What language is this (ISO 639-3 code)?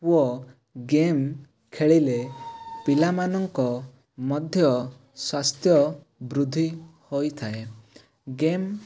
ori